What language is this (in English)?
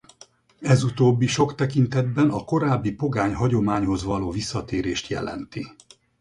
Hungarian